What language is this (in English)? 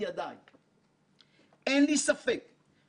Hebrew